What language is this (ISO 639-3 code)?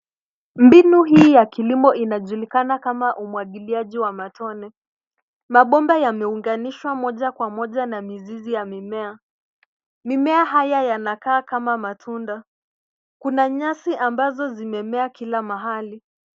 swa